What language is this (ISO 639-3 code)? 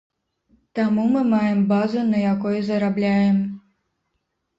bel